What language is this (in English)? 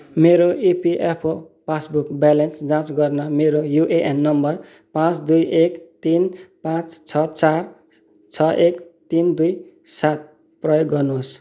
Nepali